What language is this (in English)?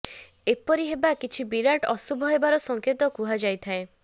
Odia